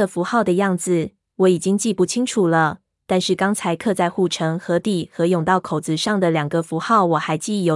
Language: Chinese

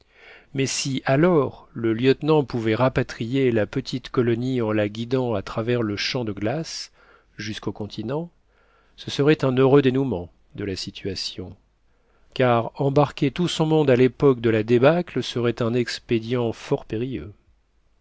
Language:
French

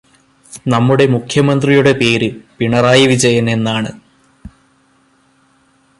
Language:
Malayalam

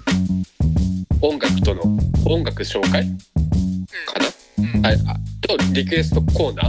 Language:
Japanese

